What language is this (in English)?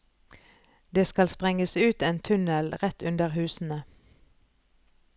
Norwegian